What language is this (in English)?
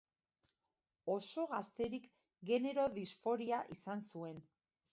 Basque